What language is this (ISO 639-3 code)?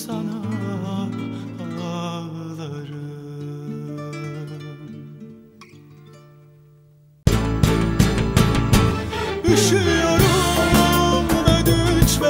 ara